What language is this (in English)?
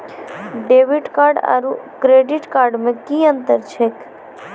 Maithili